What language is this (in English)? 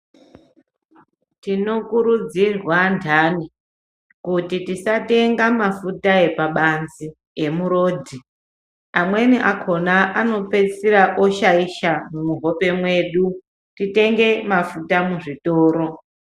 Ndau